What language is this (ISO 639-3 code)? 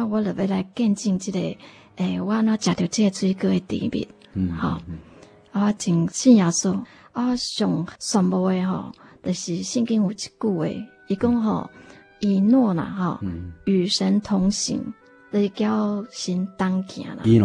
zho